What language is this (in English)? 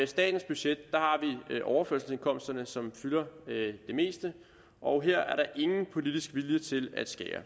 Danish